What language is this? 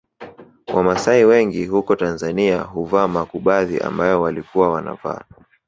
Swahili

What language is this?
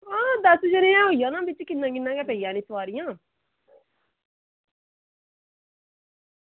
Dogri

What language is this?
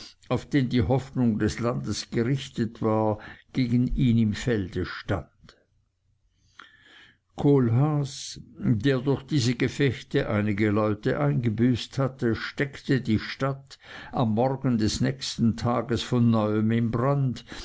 German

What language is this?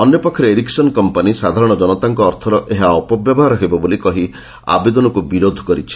Odia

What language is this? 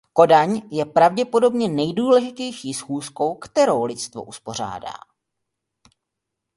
Czech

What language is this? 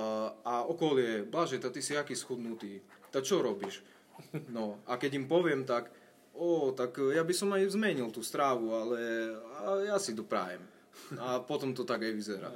Slovak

